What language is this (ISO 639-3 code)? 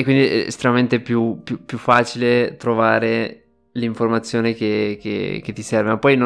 ita